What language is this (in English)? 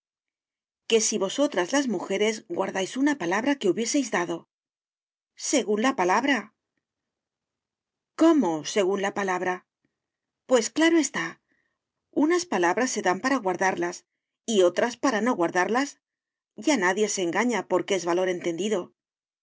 Spanish